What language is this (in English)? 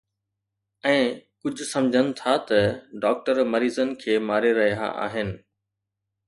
Sindhi